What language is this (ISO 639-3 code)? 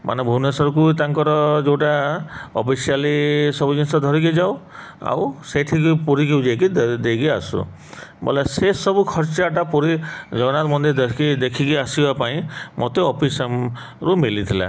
ori